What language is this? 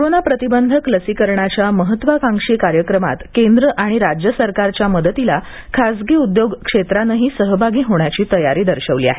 Marathi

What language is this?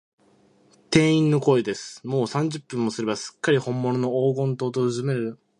Japanese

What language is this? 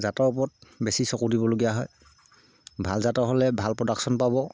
Assamese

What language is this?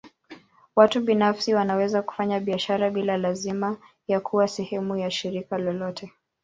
Swahili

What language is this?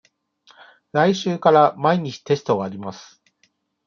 Japanese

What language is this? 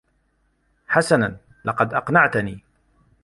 Arabic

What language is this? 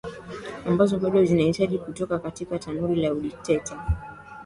Swahili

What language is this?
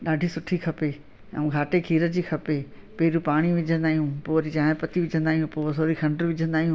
Sindhi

